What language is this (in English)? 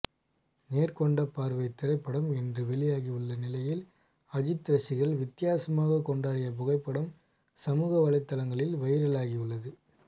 Tamil